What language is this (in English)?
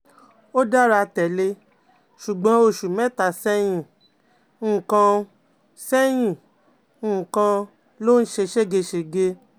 Yoruba